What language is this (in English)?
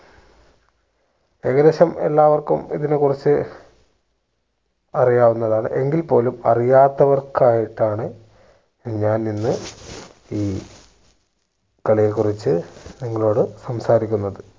Malayalam